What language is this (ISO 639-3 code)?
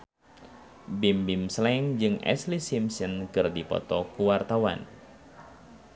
sun